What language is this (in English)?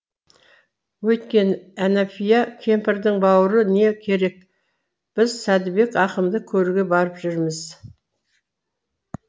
Kazakh